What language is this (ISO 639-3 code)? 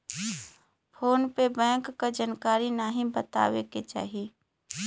bho